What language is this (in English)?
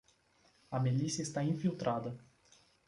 Portuguese